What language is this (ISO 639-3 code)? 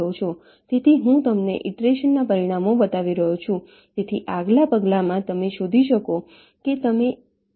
guj